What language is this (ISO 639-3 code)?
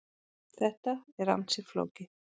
isl